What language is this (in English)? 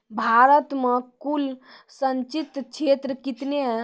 Maithili